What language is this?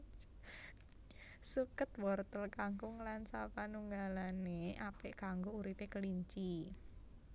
Javanese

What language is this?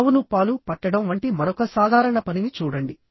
Telugu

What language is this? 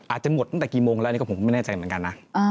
Thai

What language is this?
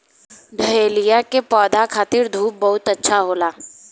Bhojpuri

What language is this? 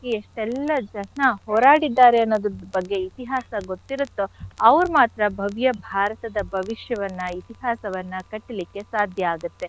Kannada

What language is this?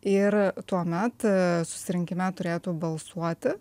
Lithuanian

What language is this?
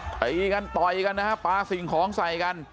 Thai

